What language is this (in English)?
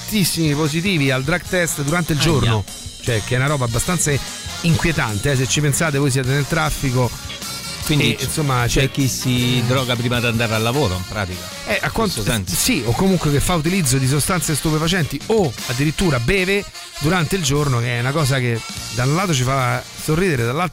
Italian